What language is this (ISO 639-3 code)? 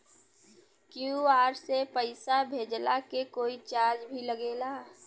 bho